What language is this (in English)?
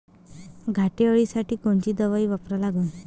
Marathi